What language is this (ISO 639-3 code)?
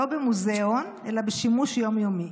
heb